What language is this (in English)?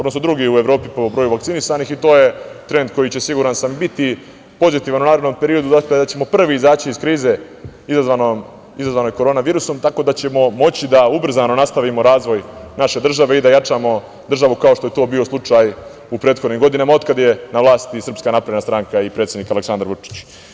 Serbian